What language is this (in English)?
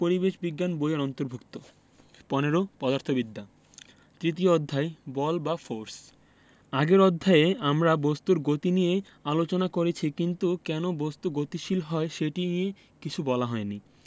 Bangla